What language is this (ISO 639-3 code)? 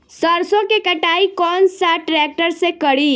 bho